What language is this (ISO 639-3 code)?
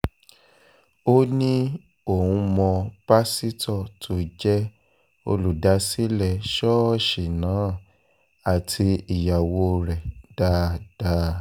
yor